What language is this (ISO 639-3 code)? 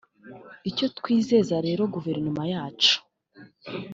kin